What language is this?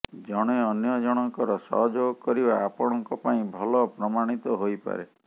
Odia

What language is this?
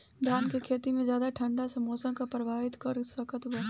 Bhojpuri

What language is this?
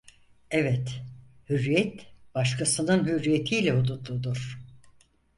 Turkish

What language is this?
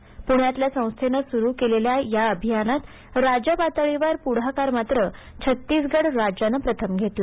Marathi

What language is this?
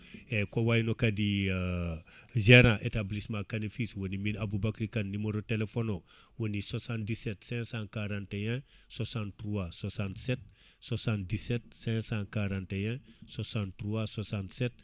Fula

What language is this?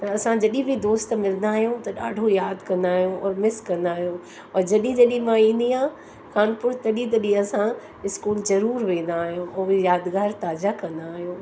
Sindhi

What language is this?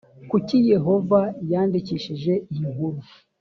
Kinyarwanda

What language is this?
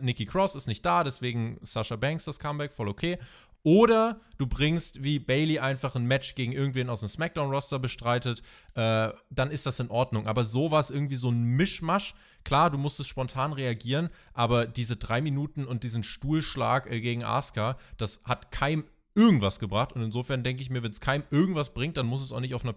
German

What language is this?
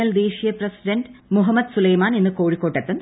Malayalam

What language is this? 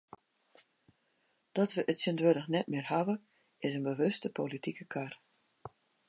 Western Frisian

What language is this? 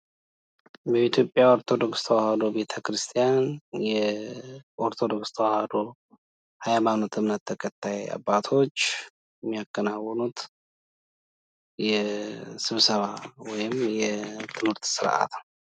Amharic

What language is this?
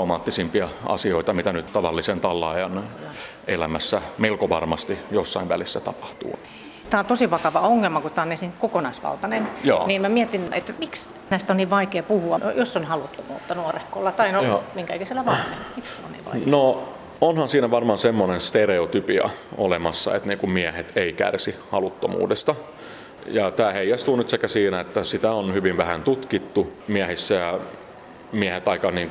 Finnish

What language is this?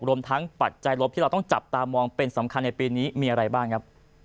Thai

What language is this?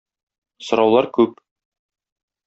Tatar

